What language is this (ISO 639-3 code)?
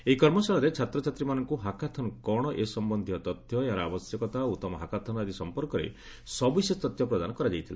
ori